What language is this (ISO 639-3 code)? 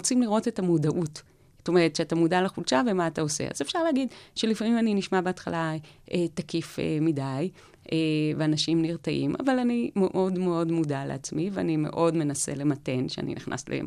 heb